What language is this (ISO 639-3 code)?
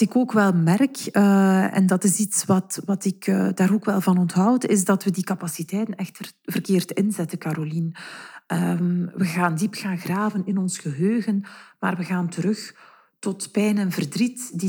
nld